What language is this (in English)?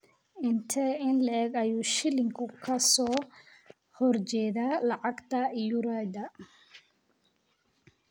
Somali